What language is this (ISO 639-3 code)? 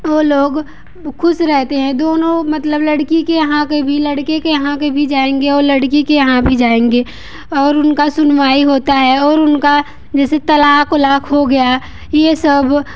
hin